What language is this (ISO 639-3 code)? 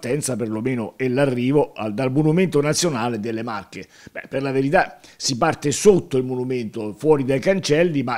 ita